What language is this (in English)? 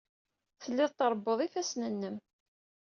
Kabyle